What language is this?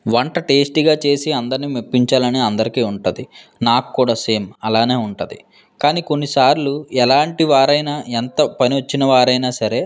Telugu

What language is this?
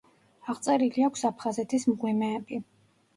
Georgian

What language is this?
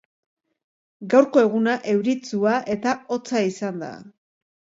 Basque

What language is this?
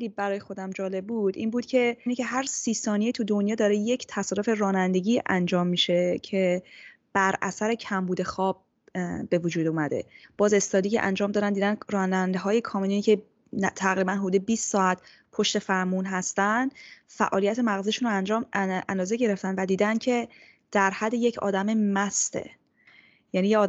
Persian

